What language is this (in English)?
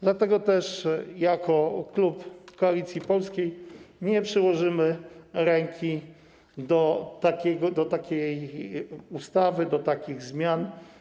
Polish